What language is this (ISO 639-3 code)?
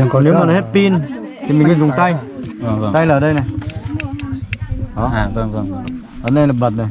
vie